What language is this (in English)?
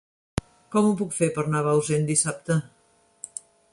Catalan